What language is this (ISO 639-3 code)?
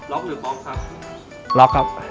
tha